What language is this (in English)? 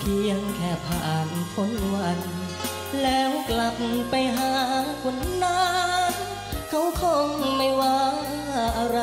Thai